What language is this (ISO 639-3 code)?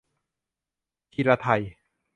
tha